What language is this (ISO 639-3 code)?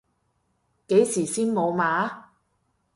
yue